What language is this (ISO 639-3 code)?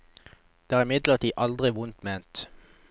nor